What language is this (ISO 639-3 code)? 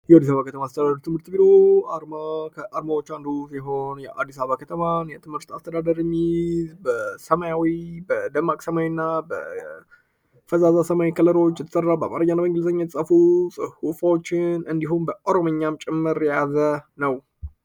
amh